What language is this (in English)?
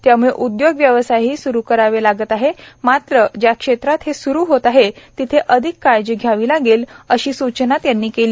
Marathi